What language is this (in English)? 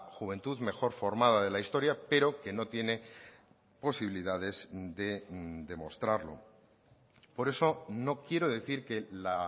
Spanish